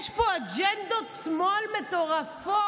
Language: Hebrew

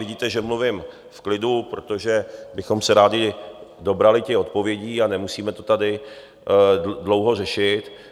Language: Czech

